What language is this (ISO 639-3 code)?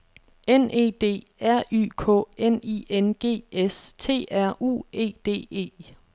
dan